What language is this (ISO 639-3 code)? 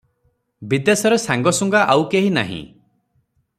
ori